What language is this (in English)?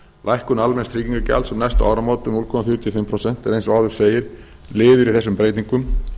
Icelandic